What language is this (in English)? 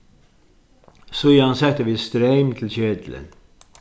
Faroese